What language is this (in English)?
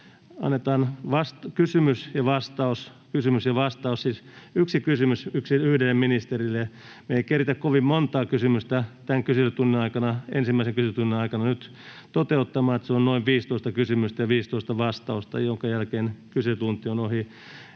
Finnish